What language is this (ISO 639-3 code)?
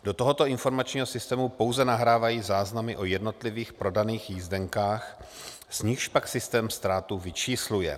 ces